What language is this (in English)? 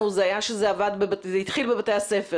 Hebrew